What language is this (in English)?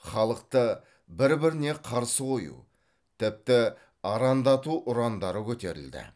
Kazakh